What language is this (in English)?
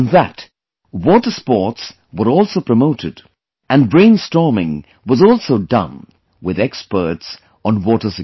English